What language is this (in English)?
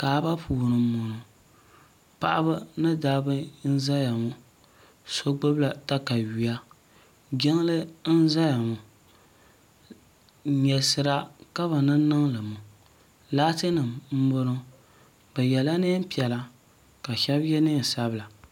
Dagbani